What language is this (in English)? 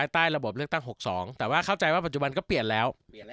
Thai